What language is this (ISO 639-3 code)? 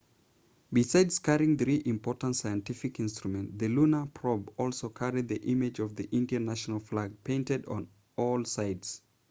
eng